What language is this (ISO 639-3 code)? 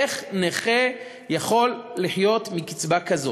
heb